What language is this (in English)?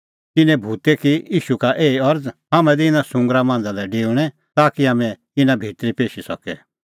Kullu Pahari